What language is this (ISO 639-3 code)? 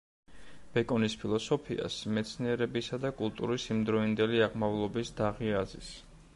kat